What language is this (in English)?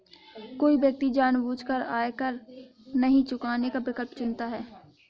Hindi